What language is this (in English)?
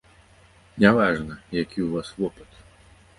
Belarusian